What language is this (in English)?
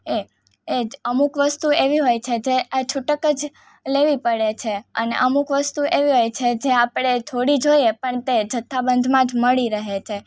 Gujarati